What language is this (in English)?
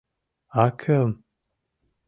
Mari